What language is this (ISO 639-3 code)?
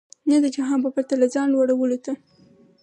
pus